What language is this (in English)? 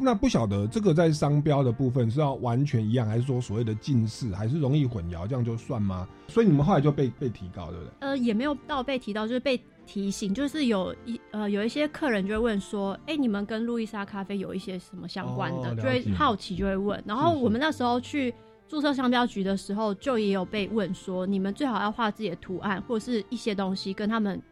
Chinese